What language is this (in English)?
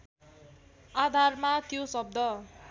Nepali